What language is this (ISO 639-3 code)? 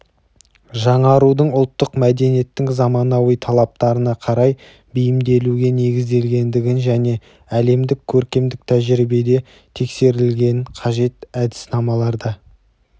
kaz